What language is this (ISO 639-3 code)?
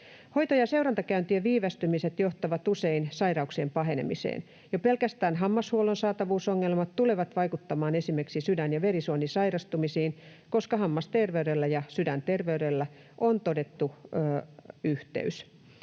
fin